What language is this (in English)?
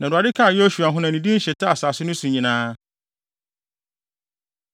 Akan